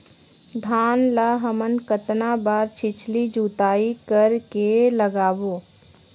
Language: Chhattisgarhi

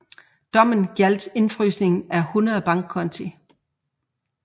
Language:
Danish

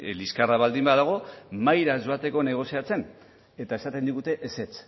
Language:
Basque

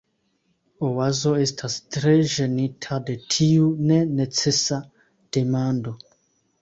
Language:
Esperanto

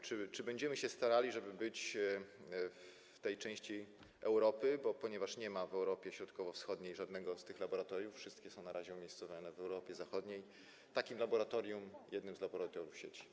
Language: Polish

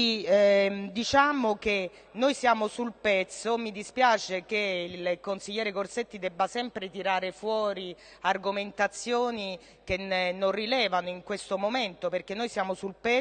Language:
Italian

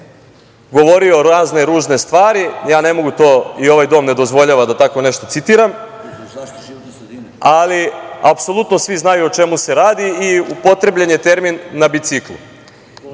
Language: Serbian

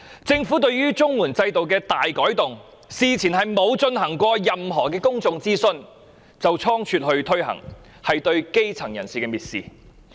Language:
Cantonese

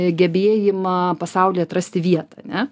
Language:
Lithuanian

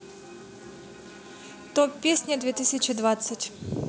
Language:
Russian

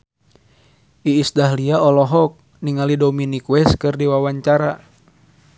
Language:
Sundanese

